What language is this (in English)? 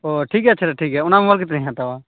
Santali